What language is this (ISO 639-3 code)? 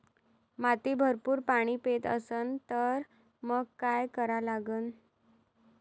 mar